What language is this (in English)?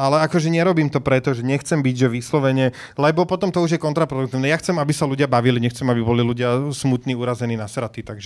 Slovak